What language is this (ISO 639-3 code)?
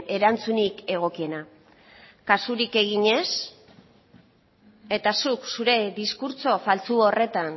eus